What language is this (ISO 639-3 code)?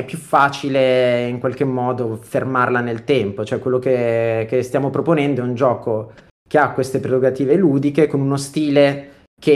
ita